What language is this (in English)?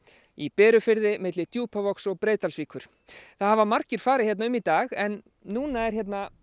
Icelandic